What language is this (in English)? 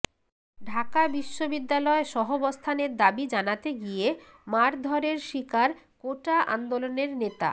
Bangla